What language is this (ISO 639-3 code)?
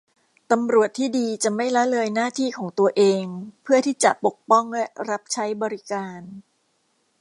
tha